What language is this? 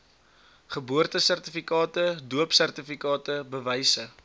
Afrikaans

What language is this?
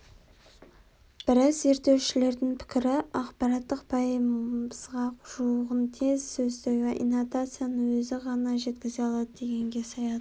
Kazakh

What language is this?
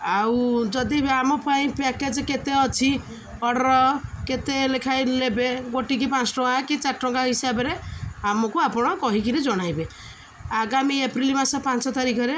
Odia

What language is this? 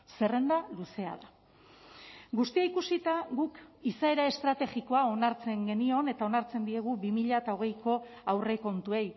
Basque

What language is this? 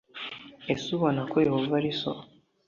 Kinyarwanda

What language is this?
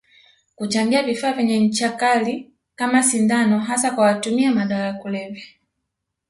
Swahili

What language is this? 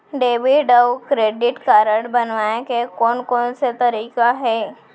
Chhattisgarhi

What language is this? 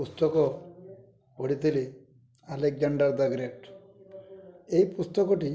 Odia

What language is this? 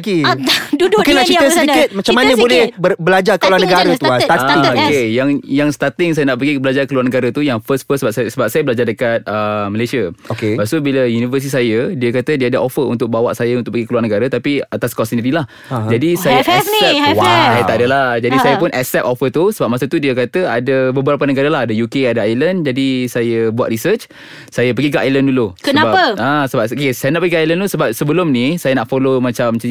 Malay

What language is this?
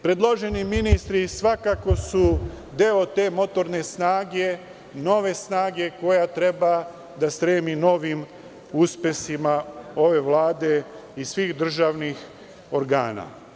Serbian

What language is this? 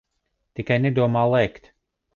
Latvian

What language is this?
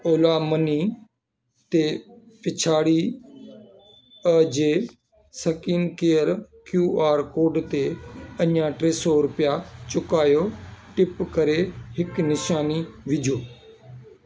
Sindhi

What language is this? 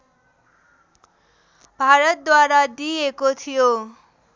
Nepali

